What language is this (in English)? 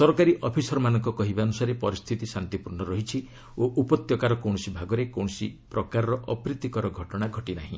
Odia